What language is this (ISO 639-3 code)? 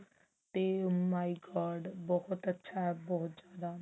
pan